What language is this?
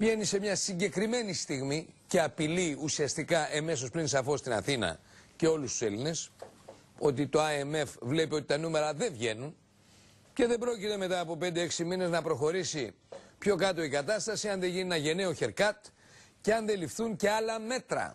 Greek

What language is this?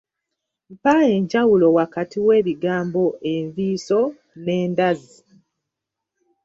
Ganda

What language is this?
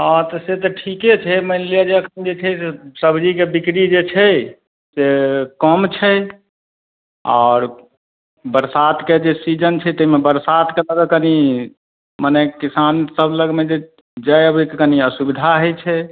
Maithili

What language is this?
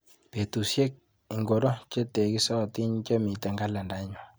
Kalenjin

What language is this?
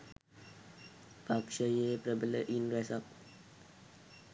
Sinhala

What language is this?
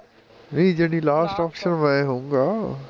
Punjabi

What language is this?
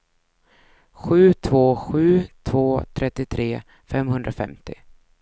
Swedish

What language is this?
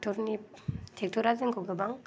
Bodo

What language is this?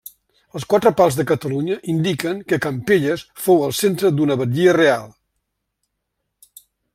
Catalan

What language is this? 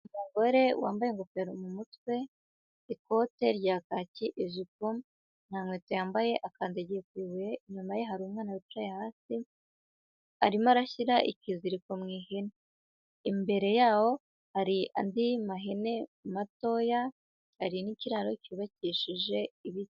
Kinyarwanda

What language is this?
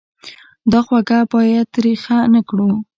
Pashto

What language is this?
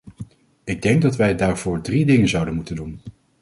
Dutch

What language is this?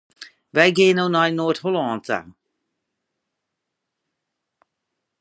Western Frisian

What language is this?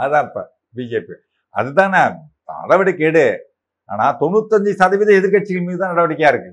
Tamil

